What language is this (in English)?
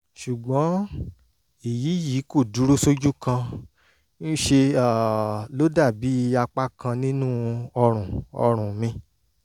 Yoruba